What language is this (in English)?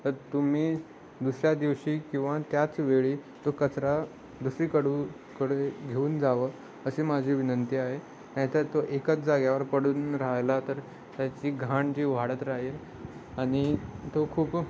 Marathi